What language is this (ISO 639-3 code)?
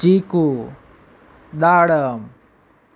guj